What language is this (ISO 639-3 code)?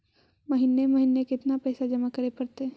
mag